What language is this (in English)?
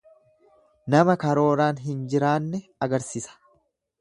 Oromo